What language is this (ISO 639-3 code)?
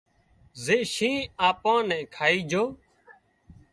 kxp